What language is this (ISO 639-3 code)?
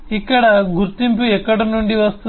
tel